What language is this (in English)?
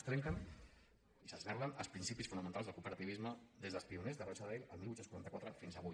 Catalan